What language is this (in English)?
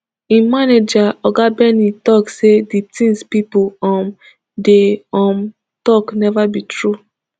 Nigerian Pidgin